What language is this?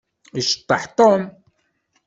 Kabyle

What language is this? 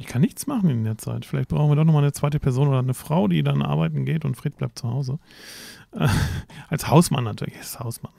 German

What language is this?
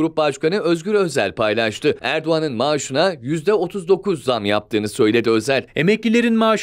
Turkish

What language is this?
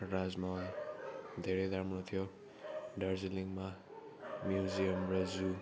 Nepali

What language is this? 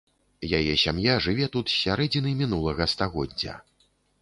Belarusian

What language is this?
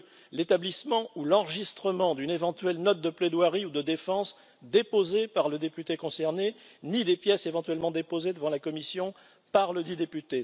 French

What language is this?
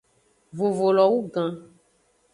Aja (Benin)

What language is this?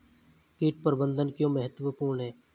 Hindi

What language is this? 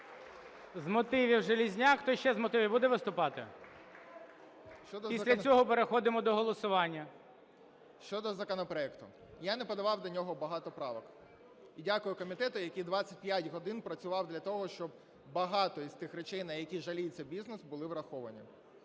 Ukrainian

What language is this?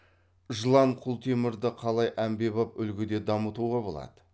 Kazakh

